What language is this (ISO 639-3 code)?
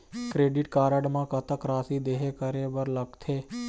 hne